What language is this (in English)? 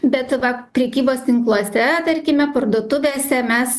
Lithuanian